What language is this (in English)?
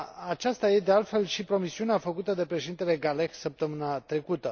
Romanian